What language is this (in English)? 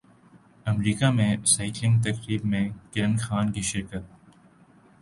Urdu